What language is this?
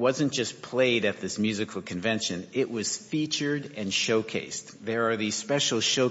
English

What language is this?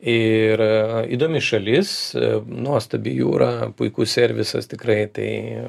Lithuanian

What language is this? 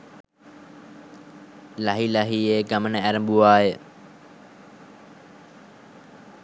Sinhala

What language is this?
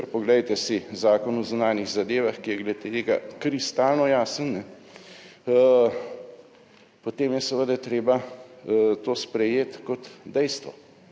Slovenian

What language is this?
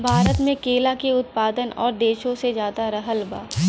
Bhojpuri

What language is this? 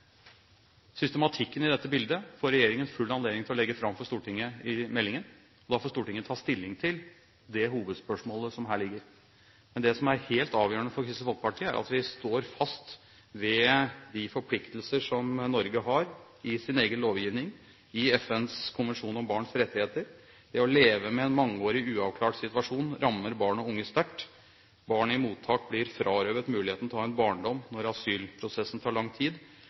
Norwegian Bokmål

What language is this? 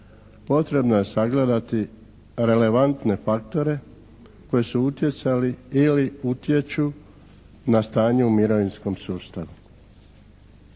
Croatian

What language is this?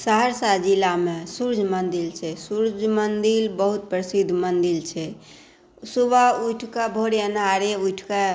Maithili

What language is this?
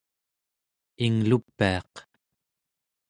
Central Yupik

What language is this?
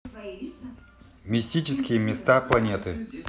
Russian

